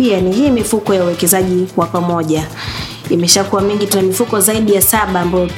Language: Swahili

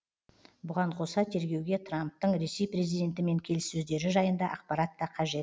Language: Kazakh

